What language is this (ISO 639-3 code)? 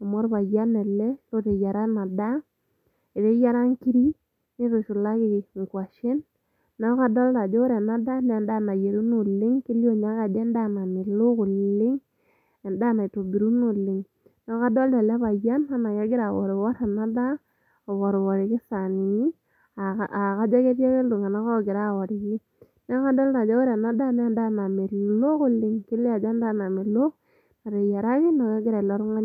mas